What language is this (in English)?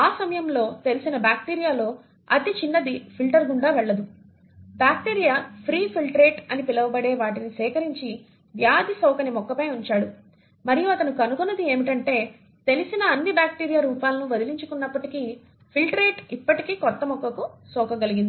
Telugu